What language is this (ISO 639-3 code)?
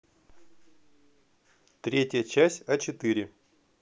rus